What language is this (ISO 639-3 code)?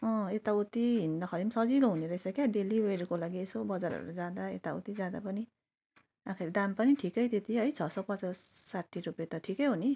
nep